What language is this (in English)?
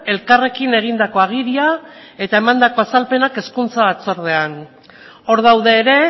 Basque